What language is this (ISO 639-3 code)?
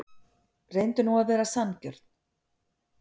isl